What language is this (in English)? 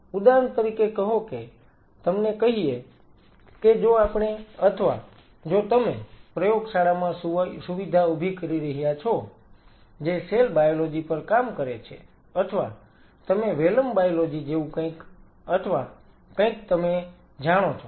Gujarati